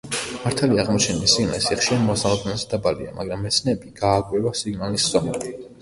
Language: Georgian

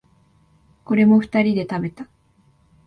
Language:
Japanese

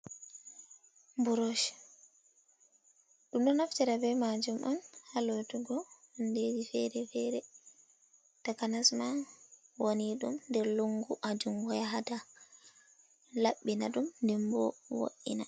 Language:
Fula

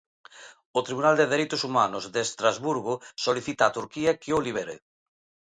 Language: Galician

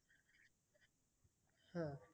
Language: Bangla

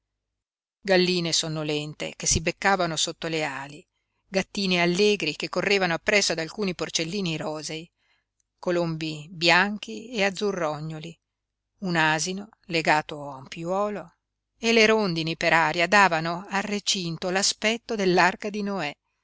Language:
Italian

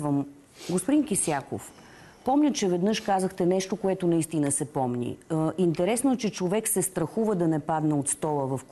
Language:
Bulgarian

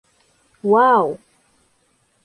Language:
Bashkir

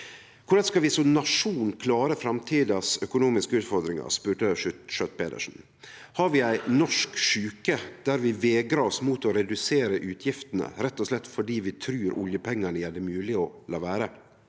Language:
Norwegian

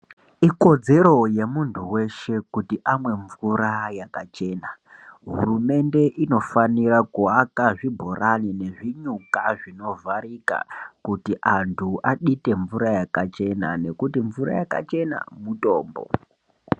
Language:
Ndau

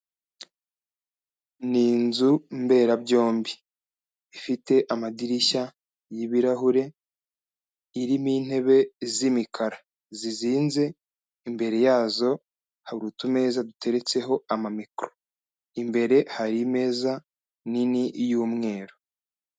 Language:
Kinyarwanda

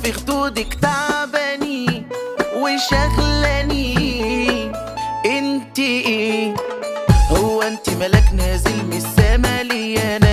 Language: Arabic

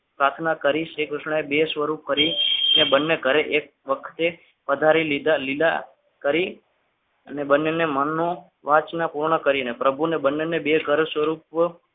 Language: Gujarati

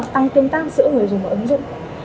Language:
Vietnamese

